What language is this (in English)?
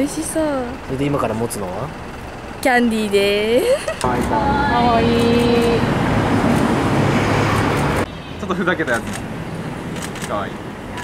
Japanese